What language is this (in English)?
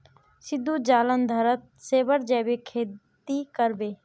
Magahi